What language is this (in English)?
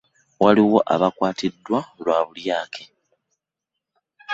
Ganda